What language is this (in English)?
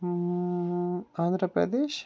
Kashmiri